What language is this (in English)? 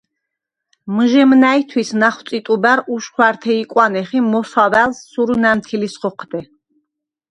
Svan